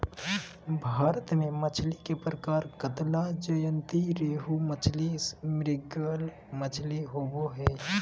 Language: Magahi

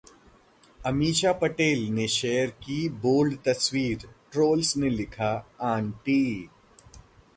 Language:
Hindi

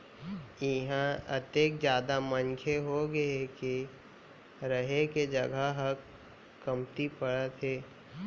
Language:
Chhattisgarhi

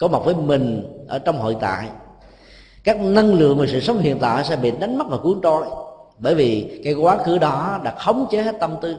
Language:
Vietnamese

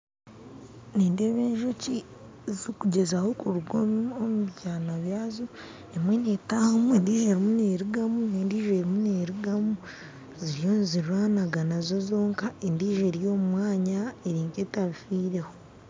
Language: Nyankole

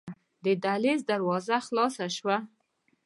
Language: Pashto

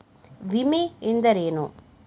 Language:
Kannada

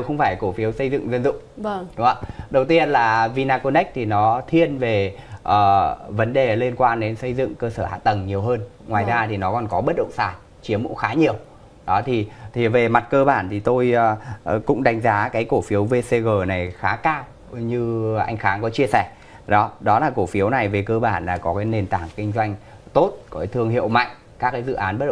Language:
Vietnamese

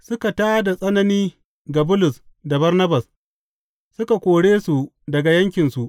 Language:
Hausa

